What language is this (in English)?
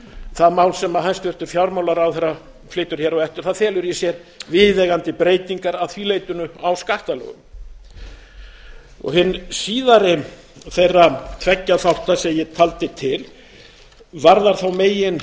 Icelandic